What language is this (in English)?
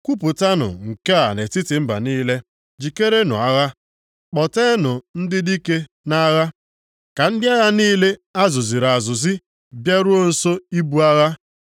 Igbo